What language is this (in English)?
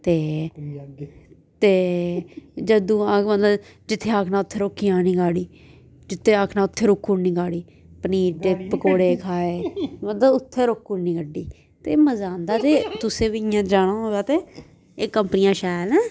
Dogri